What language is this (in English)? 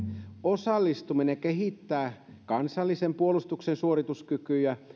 Finnish